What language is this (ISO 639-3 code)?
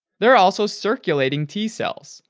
eng